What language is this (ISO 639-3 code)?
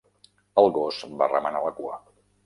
cat